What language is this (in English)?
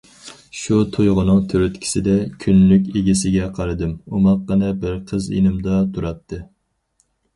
Uyghur